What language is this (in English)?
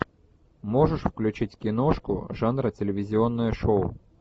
Russian